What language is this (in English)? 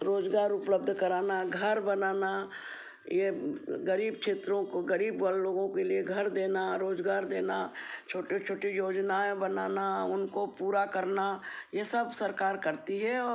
Hindi